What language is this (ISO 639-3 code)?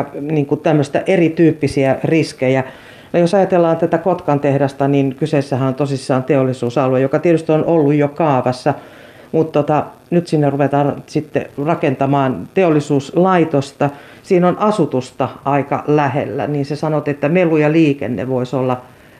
fin